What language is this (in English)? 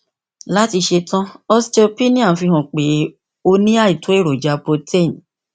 Yoruba